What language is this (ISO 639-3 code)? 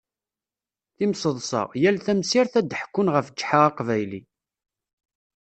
kab